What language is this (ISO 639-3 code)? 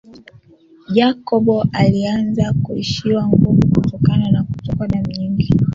swa